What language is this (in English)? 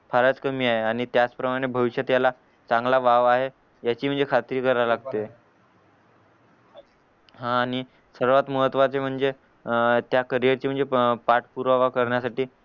Marathi